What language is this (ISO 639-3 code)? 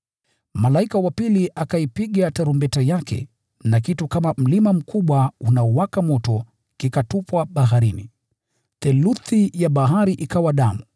swa